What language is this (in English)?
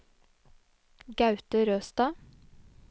Norwegian